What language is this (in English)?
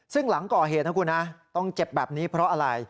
Thai